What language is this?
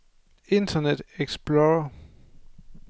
Danish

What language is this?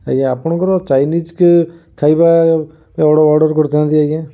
Odia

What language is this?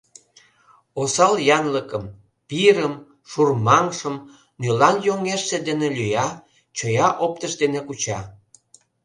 Mari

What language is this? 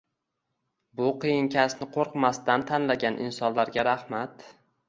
Uzbek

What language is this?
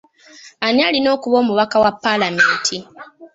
Ganda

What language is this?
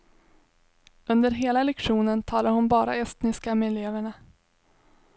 Swedish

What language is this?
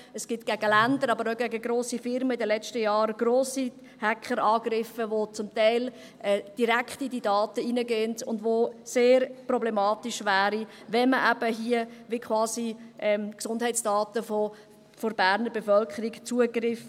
Swiss German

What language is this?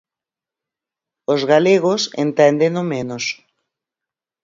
Galician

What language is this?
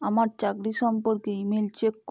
Bangla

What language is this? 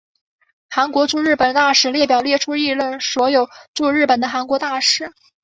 Chinese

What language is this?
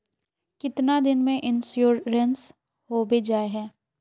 Magahi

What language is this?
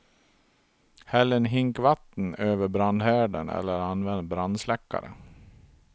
Swedish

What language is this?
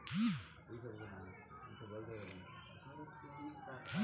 Bhojpuri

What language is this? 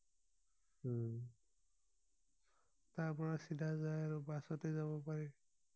Assamese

